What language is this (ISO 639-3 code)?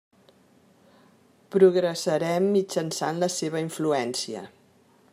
cat